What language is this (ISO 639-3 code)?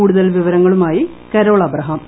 mal